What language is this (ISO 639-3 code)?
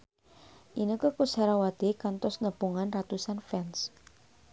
sun